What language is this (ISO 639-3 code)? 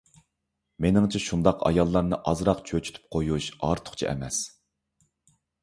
uig